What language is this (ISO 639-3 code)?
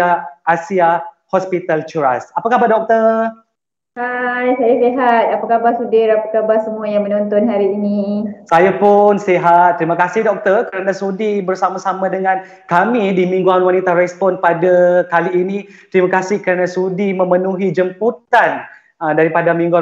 msa